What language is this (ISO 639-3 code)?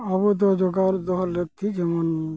sat